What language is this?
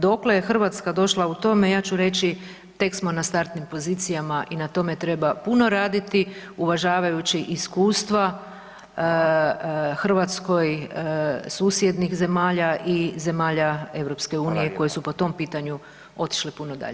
Croatian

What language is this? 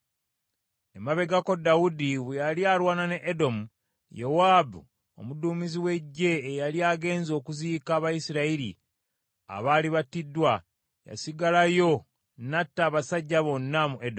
Ganda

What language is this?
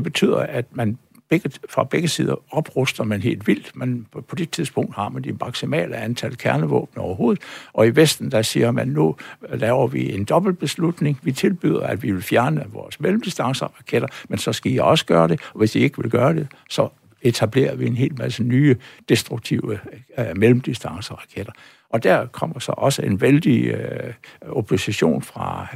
Danish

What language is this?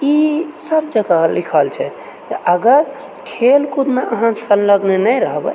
Maithili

